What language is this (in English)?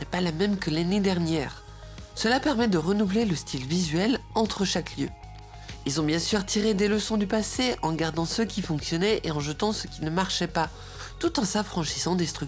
French